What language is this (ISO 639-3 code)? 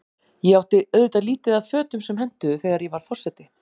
isl